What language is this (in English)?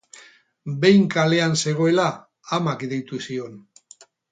Basque